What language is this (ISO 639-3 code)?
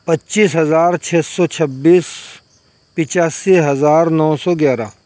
urd